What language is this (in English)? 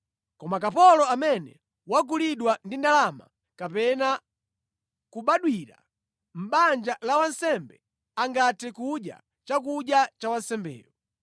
Nyanja